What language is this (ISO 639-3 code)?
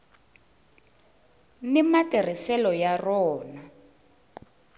tso